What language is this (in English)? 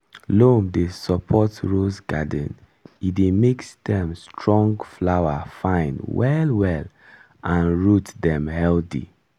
Nigerian Pidgin